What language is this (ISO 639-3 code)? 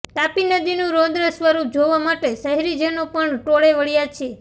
guj